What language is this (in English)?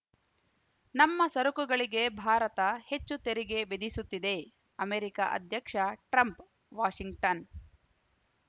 Kannada